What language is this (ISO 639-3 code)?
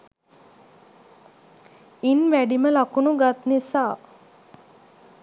sin